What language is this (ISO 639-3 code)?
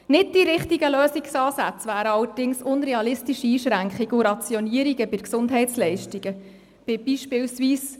gsw